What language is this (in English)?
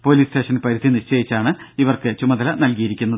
Malayalam